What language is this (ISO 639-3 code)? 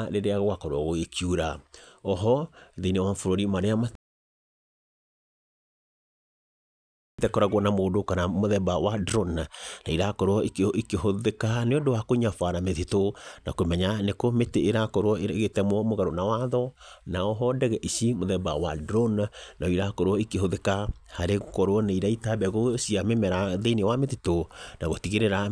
kik